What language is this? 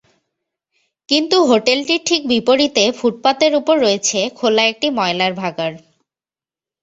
Bangla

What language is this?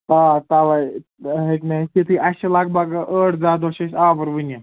Kashmiri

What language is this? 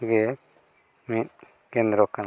Santali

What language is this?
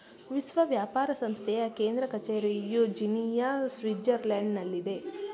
Kannada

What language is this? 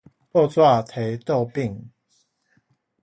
Min Nan Chinese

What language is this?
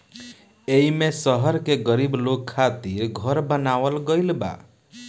Bhojpuri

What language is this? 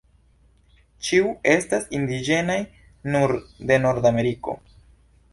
Esperanto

